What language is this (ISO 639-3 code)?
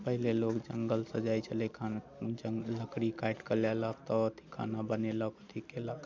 mai